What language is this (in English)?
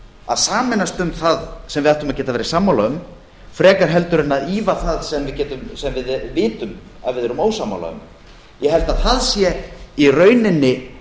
Icelandic